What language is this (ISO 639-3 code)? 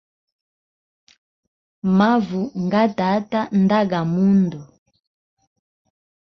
hem